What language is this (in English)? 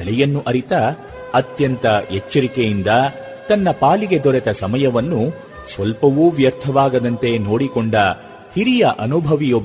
Kannada